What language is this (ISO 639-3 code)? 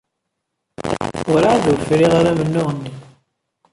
kab